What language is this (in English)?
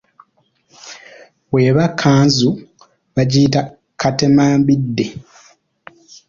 Ganda